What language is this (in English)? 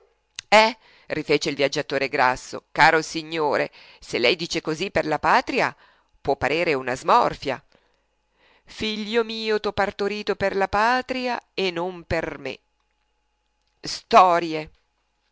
Italian